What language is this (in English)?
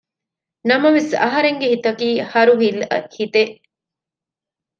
Divehi